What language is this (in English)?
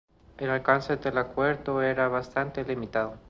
Spanish